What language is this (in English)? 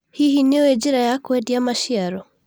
Kikuyu